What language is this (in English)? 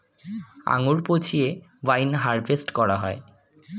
Bangla